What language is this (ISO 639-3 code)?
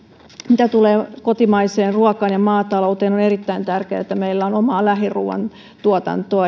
fin